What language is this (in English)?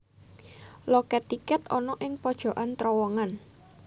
Javanese